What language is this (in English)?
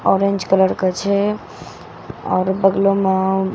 Maithili